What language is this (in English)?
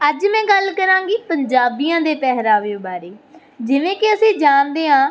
Punjabi